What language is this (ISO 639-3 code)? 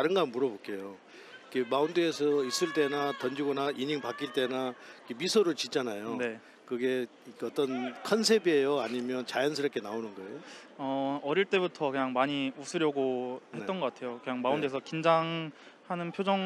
kor